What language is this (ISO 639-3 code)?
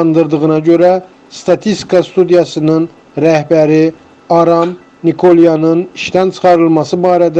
tur